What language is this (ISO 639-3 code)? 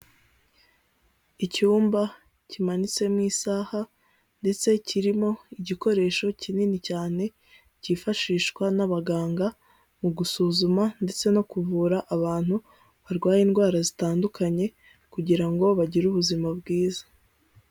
kin